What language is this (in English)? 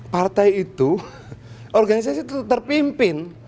Indonesian